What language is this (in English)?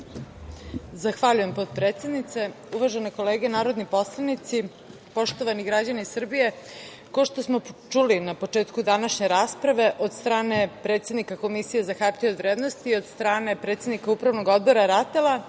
Serbian